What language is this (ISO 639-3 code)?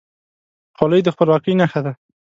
pus